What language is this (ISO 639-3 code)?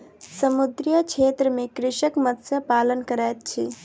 mai